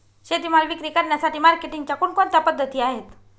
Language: Marathi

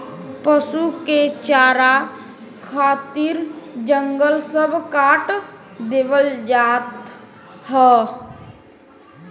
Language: Bhojpuri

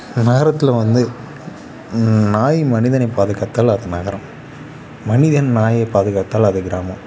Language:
Tamil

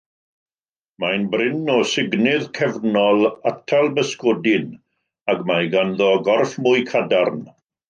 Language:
Welsh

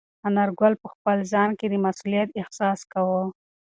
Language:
Pashto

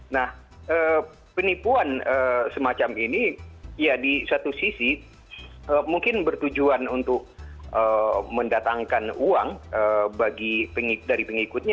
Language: Indonesian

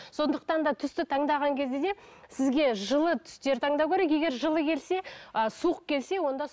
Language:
Kazakh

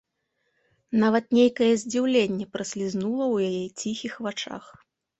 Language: Belarusian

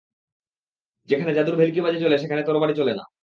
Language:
Bangla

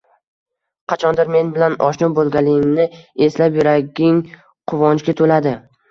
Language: Uzbek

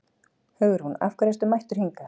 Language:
Icelandic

